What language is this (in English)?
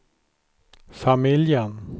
Swedish